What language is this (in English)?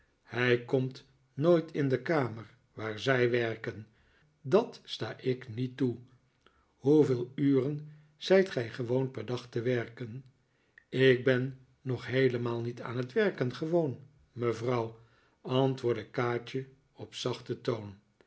Dutch